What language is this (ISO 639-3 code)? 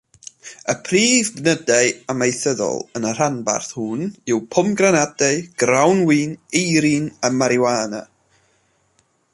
cym